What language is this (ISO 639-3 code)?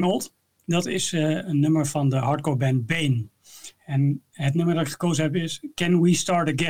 nld